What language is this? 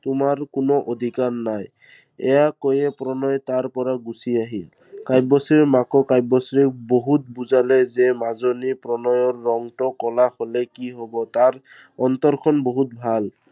Assamese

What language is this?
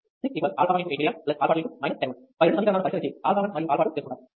Telugu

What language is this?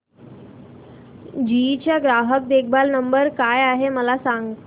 Marathi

